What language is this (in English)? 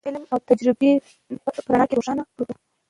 Pashto